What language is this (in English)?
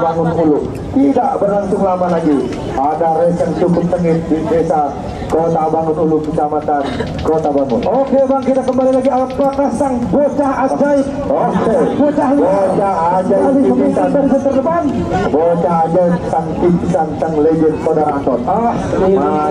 Indonesian